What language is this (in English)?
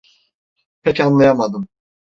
Turkish